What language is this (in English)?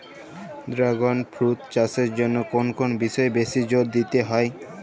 Bangla